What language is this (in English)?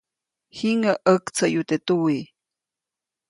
Copainalá Zoque